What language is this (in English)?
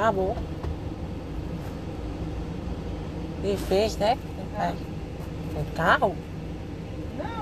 Portuguese